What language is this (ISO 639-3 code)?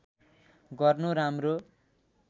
nep